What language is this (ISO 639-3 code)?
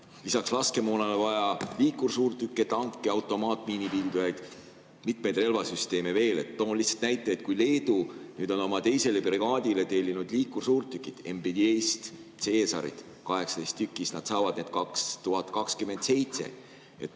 est